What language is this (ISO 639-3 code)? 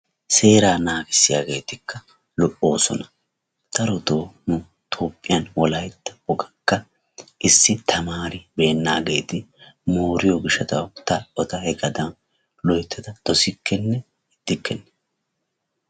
wal